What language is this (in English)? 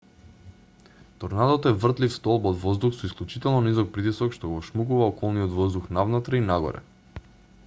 Macedonian